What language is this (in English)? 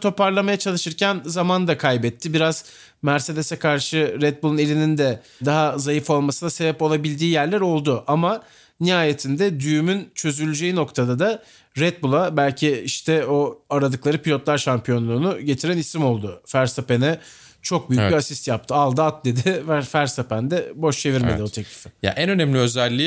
Turkish